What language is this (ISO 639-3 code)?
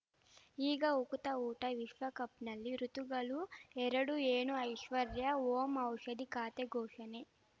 kan